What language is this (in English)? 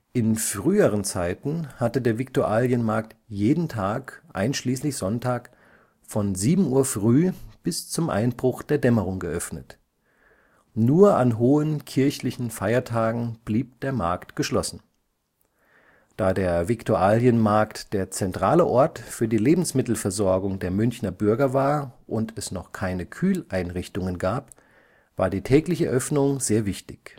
German